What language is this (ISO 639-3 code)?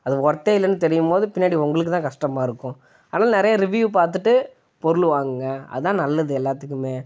tam